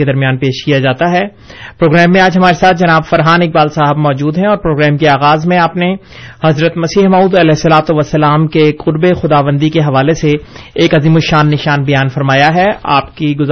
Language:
Urdu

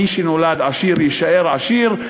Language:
Hebrew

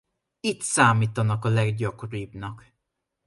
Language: Hungarian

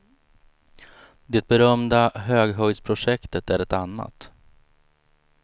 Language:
Swedish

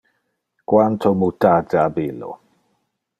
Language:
Interlingua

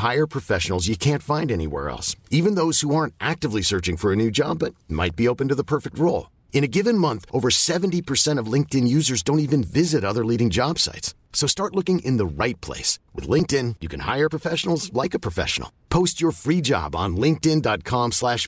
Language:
Filipino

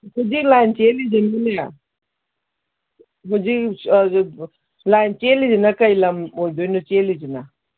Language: Manipuri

